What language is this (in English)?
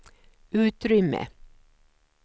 Swedish